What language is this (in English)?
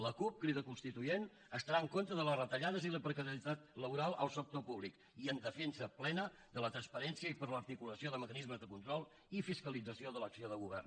Catalan